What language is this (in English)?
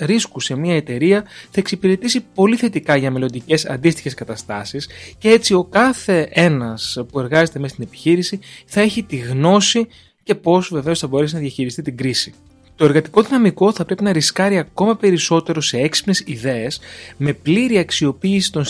Greek